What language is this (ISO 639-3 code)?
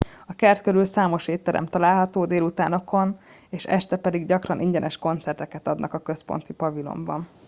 hun